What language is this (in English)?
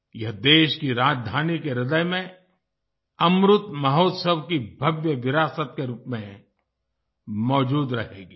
Hindi